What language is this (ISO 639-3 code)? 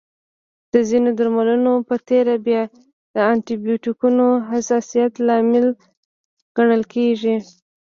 pus